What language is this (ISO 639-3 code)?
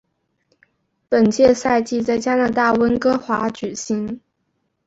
zho